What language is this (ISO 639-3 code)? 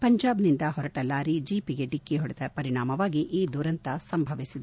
kan